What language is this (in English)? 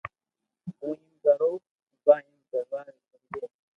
Loarki